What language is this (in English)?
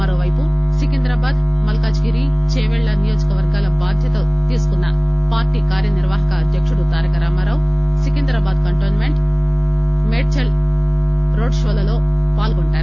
Telugu